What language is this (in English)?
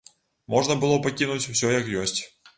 Belarusian